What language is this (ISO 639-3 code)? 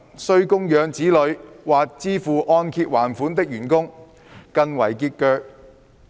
yue